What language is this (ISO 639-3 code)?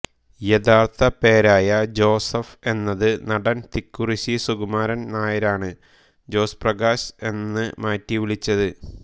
mal